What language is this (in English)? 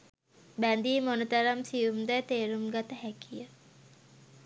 Sinhala